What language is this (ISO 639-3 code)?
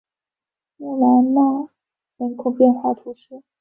zho